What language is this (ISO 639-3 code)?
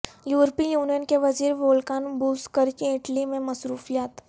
urd